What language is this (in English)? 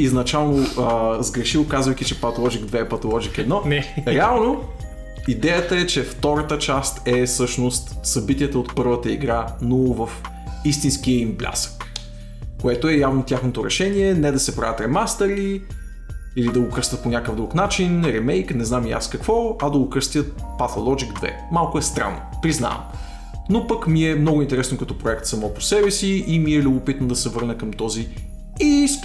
Bulgarian